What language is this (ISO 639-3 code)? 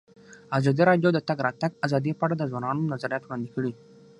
pus